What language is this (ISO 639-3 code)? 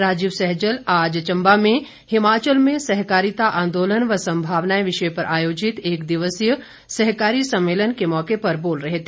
hin